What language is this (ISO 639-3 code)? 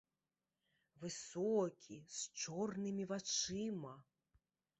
bel